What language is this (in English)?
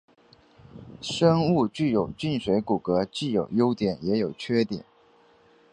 Chinese